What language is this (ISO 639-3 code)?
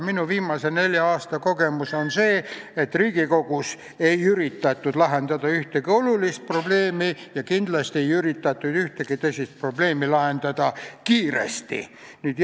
est